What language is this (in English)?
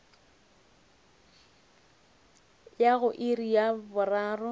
Northern Sotho